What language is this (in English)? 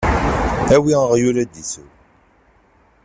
Kabyle